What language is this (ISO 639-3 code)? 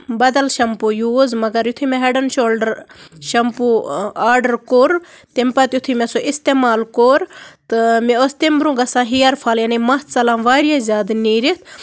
kas